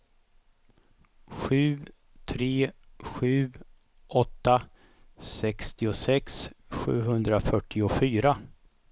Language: Swedish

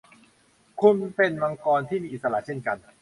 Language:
Thai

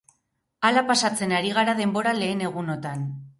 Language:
Basque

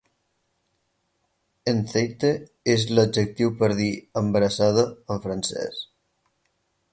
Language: Catalan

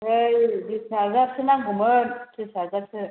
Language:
Bodo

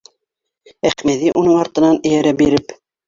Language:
Bashkir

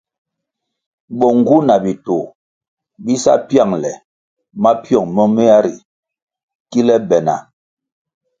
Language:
Kwasio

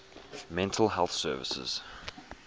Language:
English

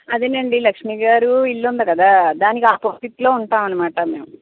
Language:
Telugu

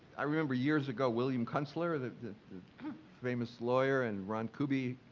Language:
English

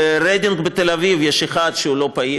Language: Hebrew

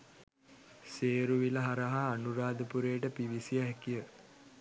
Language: Sinhala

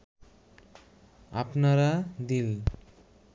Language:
Bangla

